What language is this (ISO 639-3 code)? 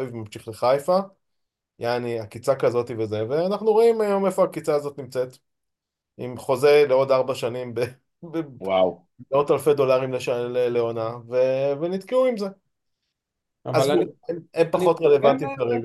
heb